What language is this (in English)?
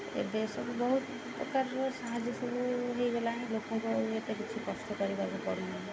Odia